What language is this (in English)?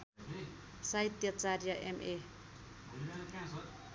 Nepali